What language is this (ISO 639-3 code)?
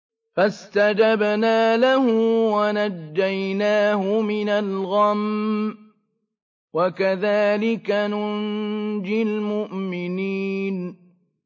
ara